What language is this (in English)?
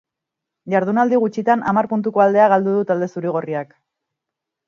Basque